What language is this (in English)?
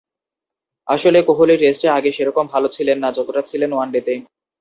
Bangla